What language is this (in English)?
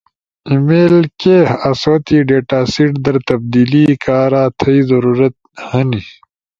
Ushojo